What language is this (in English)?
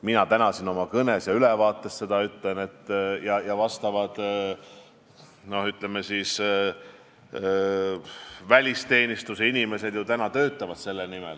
Estonian